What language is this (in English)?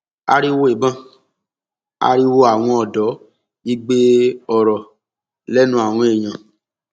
Yoruba